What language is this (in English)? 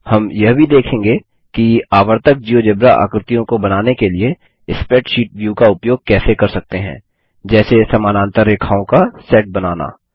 Hindi